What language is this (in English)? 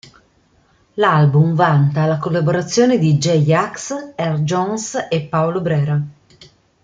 Italian